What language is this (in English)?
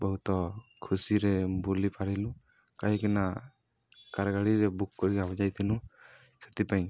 Odia